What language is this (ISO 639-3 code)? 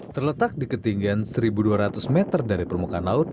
ind